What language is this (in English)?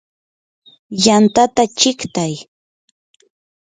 Yanahuanca Pasco Quechua